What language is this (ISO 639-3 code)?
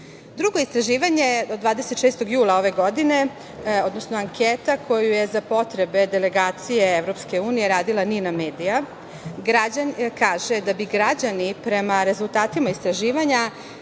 srp